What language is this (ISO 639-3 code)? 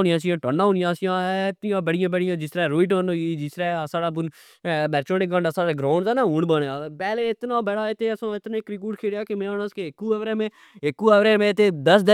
phr